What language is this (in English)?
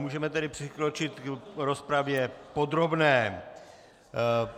Czech